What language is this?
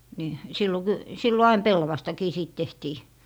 Finnish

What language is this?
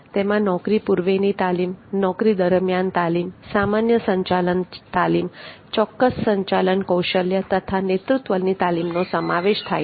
Gujarati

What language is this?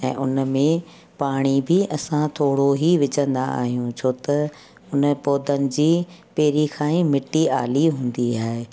Sindhi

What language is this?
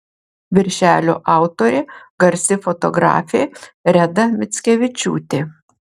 Lithuanian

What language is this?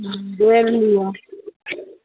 Maithili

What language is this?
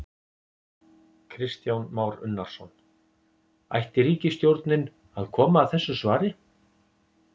Icelandic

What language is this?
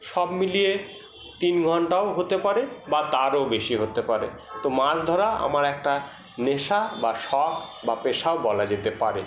Bangla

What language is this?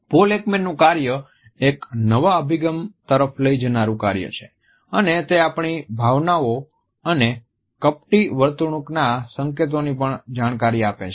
Gujarati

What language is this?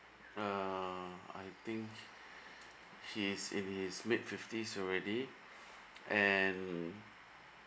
English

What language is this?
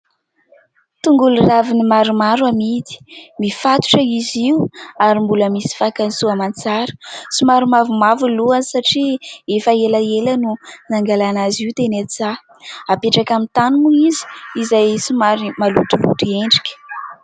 Malagasy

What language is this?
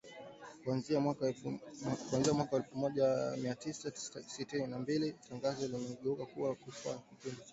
Swahili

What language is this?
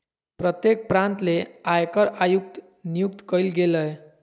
Magahi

